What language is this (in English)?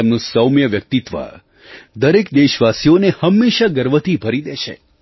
Gujarati